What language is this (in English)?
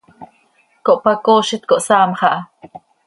Seri